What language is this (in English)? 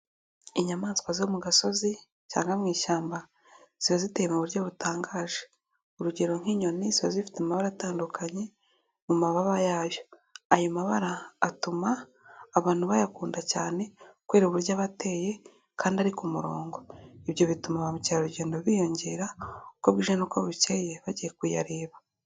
Kinyarwanda